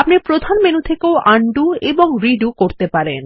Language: Bangla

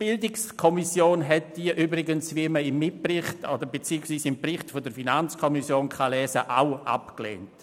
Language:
Swiss German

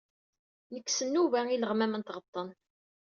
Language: Kabyle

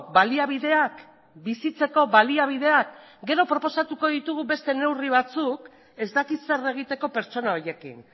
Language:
Basque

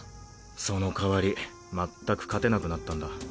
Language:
Japanese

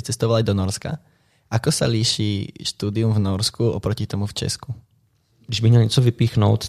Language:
Czech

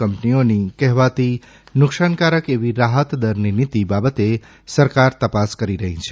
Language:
Gujarati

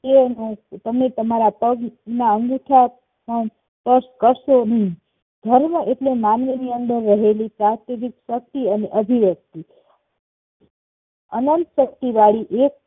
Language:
Gujarati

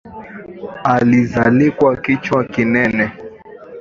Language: Swahili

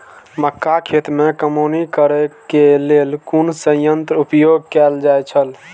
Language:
Maithili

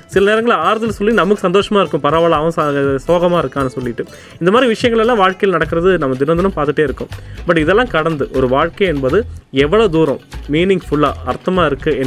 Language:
Tamil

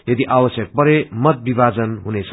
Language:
Nepali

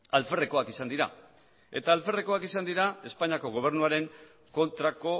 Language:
Basque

